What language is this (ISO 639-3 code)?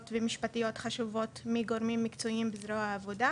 heb